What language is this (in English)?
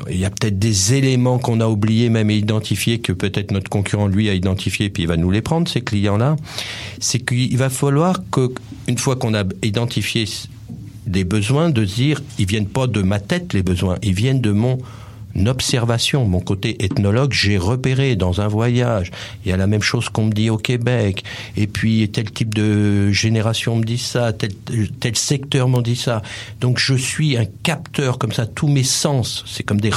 French